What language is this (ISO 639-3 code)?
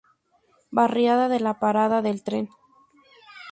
spa